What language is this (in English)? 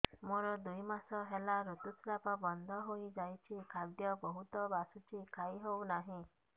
Odia